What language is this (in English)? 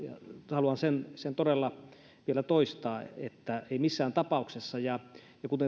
Finnish